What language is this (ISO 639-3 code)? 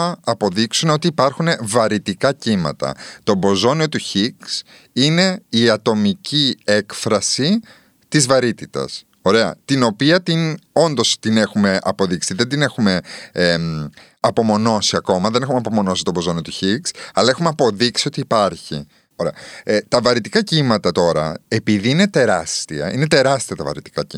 ell